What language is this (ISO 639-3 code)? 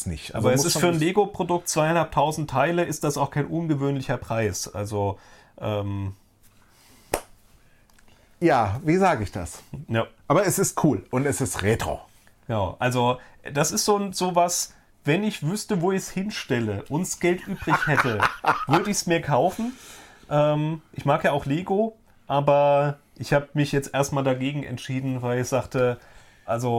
deu